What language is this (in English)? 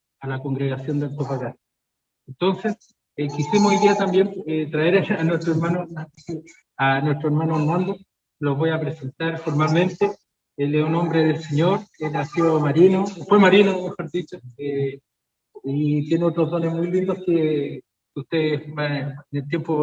Spanish